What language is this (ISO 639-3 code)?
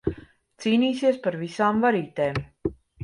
lav